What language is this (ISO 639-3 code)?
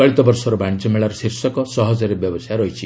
ori